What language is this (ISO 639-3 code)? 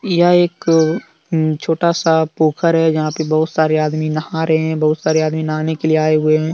hin